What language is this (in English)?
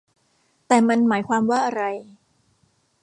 Thai